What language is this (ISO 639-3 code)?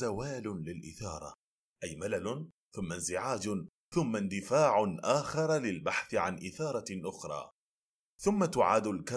ara